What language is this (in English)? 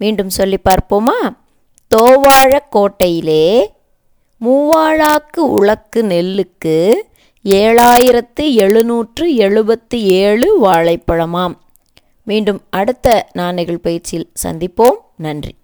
Tamil